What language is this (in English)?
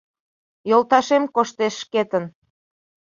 Mari